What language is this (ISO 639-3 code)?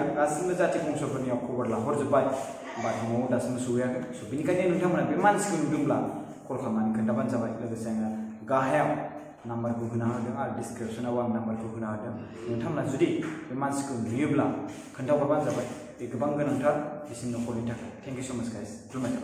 ind